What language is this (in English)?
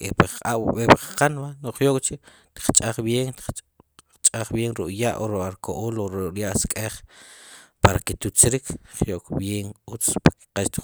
Sipacapense